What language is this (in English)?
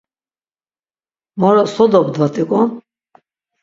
Laz